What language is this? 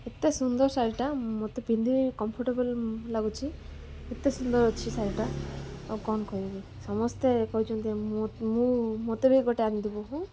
Odia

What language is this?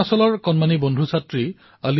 Assamese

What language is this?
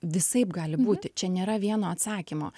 Lithuanian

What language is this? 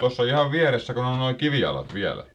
Finnish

